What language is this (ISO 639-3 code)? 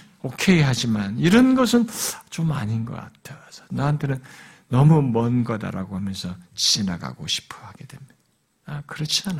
kor